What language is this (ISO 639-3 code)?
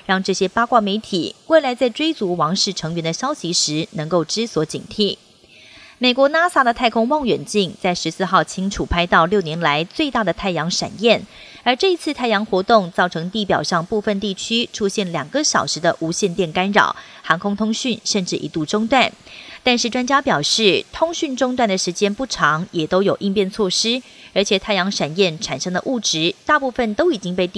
zho